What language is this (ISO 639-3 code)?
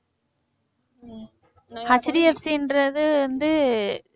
tam